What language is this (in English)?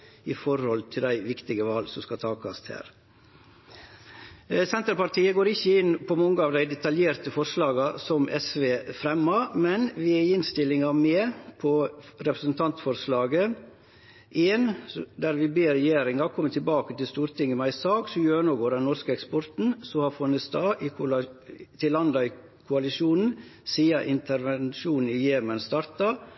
Norwegian Nynorsk